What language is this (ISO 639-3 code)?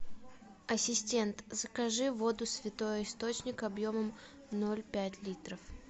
rus